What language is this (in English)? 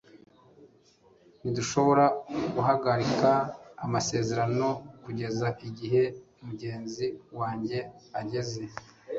Kinyarwanda